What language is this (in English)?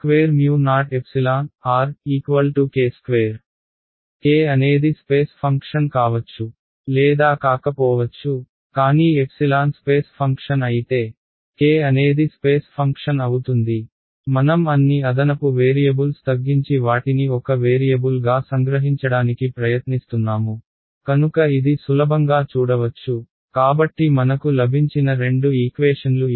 Telugu